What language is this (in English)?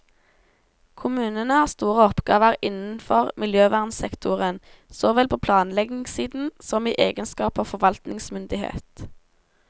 Norwegian